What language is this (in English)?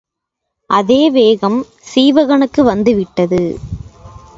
Tamil